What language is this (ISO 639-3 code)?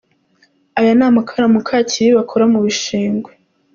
kin